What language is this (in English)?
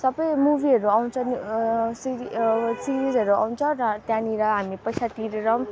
Nepali